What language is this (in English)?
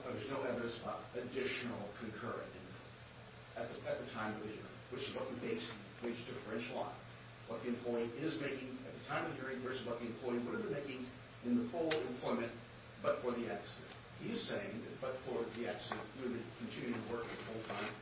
English